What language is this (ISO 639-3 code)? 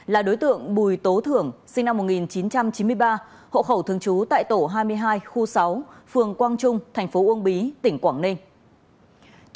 vie